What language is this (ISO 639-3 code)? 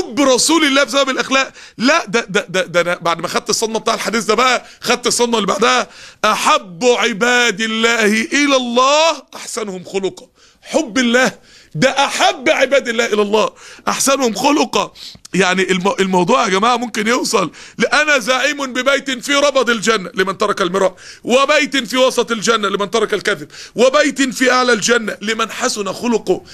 ara